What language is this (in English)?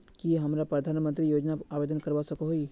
Magahi